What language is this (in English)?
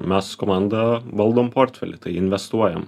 Lithuanian